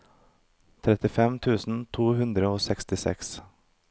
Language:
Norwegian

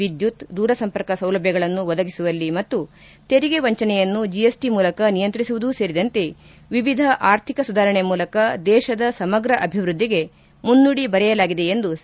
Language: Kannada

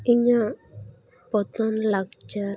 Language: Santali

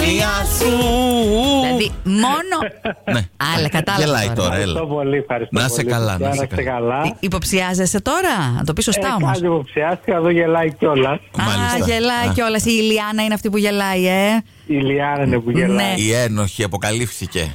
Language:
Greek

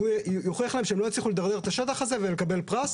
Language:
Hebrew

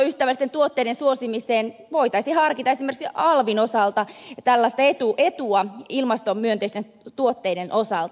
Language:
Finnish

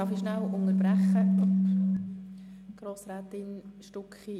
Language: Swiss German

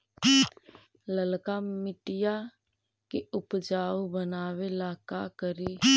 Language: Magahi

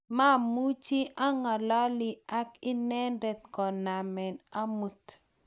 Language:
Kalenjin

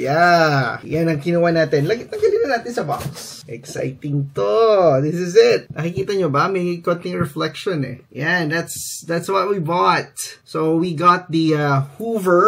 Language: Filipino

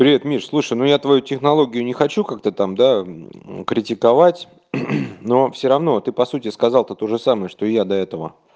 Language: Russian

